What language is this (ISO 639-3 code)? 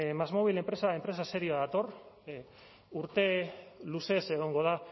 eus